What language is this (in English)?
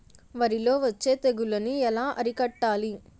Telugu